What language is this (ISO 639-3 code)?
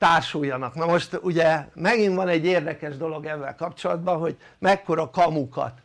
hun